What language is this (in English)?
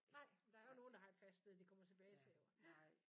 Danish